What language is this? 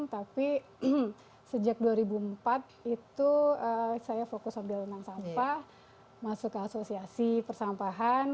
Indonesian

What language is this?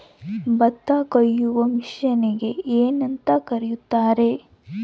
Kannada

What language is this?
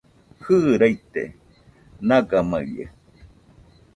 Nüpode Huitoto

